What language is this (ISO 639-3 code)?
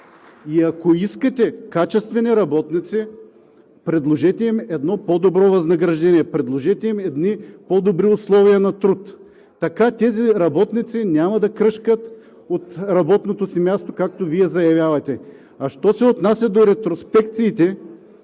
bul